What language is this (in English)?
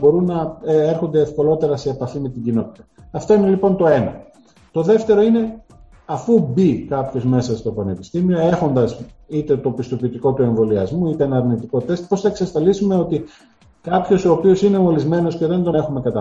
Greek